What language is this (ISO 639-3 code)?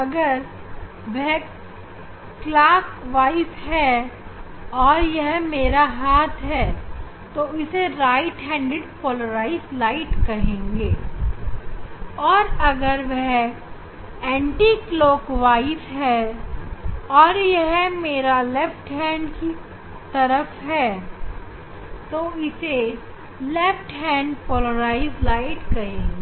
hin